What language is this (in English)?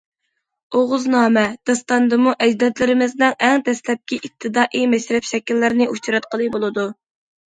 Uyghur